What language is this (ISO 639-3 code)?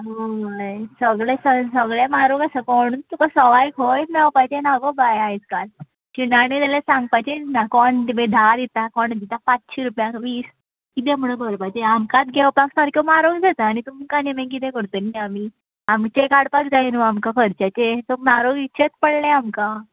kok